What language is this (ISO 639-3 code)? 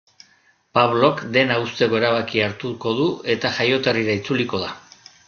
eus